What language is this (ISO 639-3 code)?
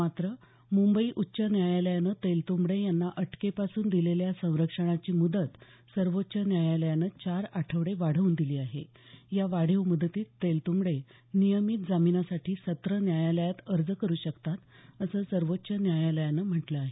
mar